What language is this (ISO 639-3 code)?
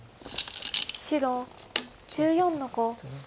jpn